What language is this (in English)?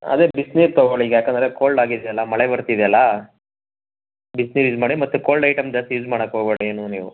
Kannada